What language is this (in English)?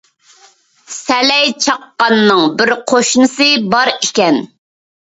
Uyghur